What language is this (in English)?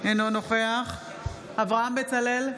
Hebrew